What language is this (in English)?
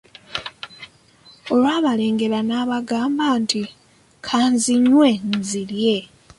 Ganda